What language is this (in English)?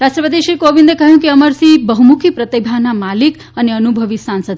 Gujarati